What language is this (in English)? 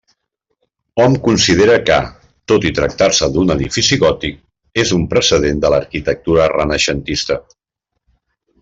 Catalan